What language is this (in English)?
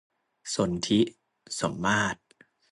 Thai